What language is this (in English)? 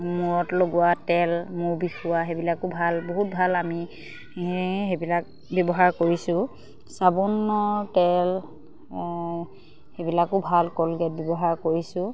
Assamese